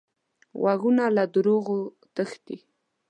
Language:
Pashto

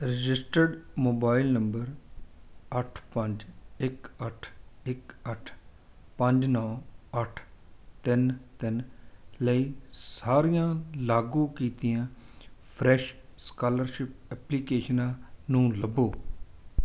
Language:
Punjabi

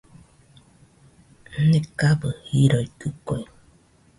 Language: Nüpode Huitoto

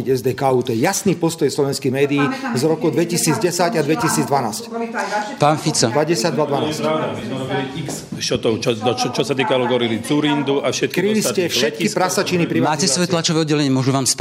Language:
Slovak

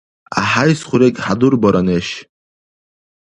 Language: Dargwa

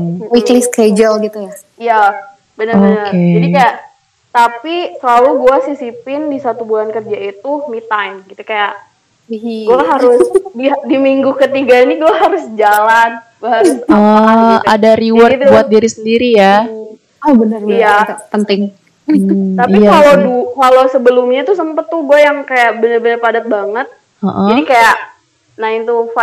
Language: Indonesian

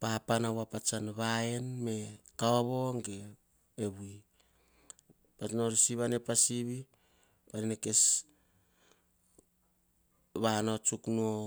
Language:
Hahon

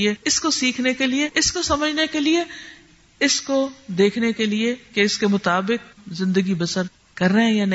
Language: Urdu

